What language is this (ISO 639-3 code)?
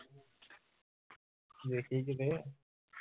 pan